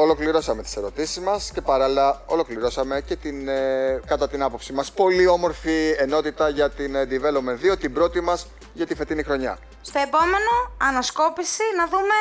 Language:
Greek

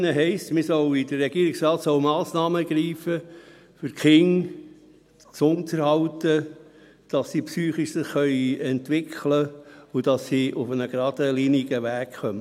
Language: Swiss German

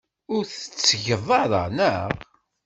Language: Kabyle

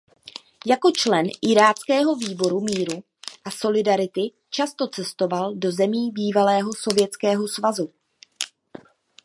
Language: Czech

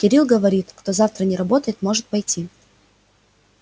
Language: Russian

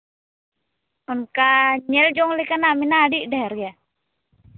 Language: Santali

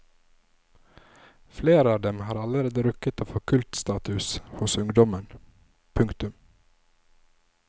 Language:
Norwegian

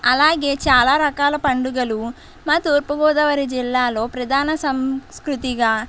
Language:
Telugu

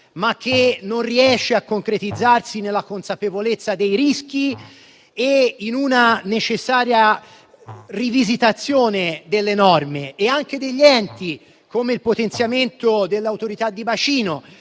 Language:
Italian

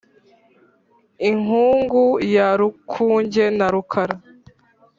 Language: Kinyarwanda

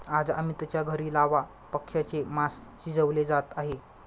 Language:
Marathi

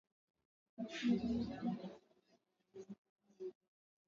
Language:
Swahili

